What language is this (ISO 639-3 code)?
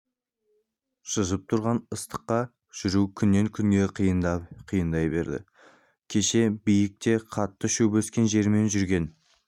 kaz